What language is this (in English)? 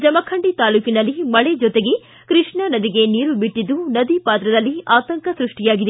Kannada